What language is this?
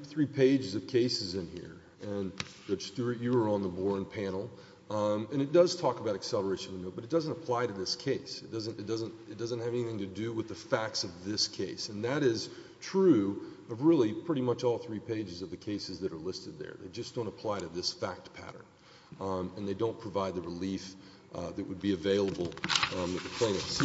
English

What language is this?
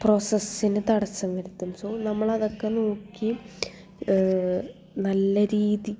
Malayalam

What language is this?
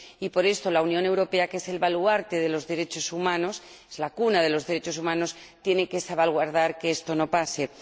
Spanish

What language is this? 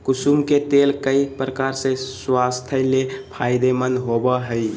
Magahi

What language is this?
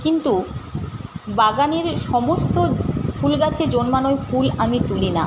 Bangla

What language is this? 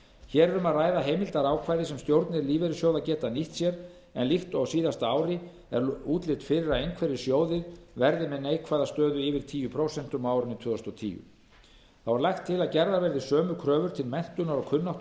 Icelandic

